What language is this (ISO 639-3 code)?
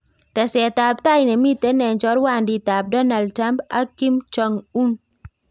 kln